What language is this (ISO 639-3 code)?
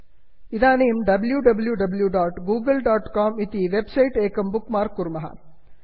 san